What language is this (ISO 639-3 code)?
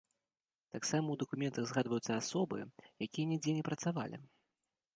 bel